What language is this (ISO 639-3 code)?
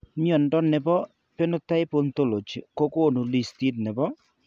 kln